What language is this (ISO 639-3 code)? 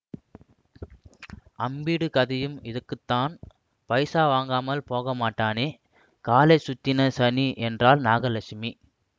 tam